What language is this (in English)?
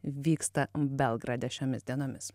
Lithuanian